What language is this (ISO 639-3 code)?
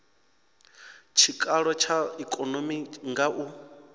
ven